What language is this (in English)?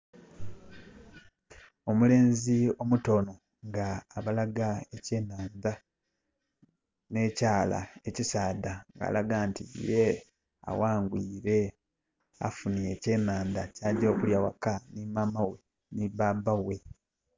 Soga